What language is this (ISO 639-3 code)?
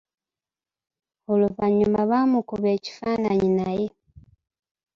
lug